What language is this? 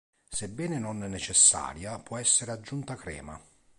Italian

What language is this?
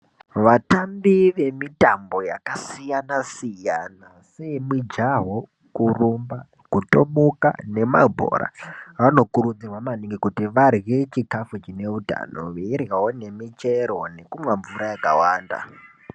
Ndau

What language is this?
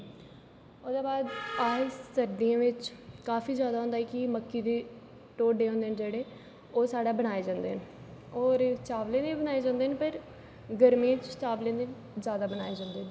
Dogri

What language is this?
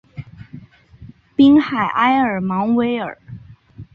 Chinese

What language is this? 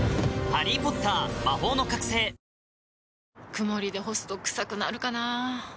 Japanese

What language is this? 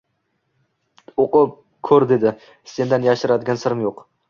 Uzbek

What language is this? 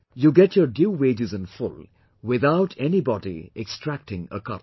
English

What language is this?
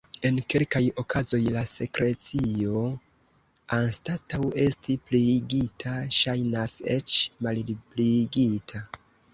Esperanto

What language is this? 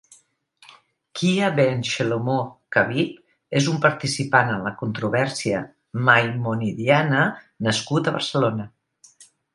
Catalan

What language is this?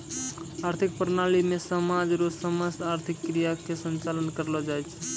Maithili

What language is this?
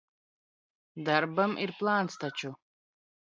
Latvian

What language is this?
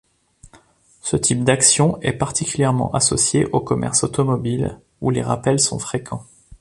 French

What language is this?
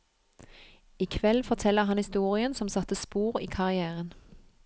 Norwegian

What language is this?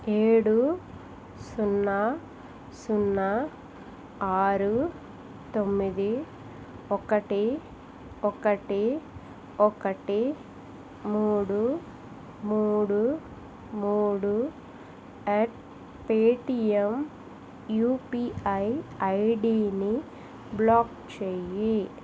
Telugu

